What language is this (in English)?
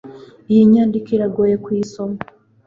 Kinyarwanda